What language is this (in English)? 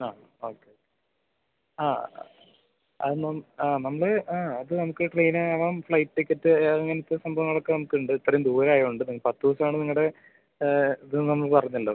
Malayalam